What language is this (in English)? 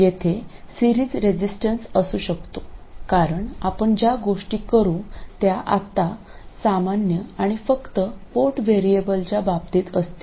Marathi